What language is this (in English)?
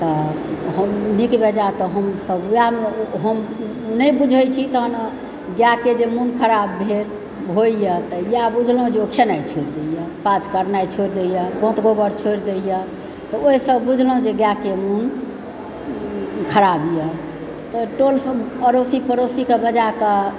Maithili